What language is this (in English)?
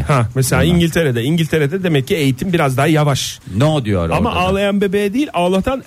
Turkish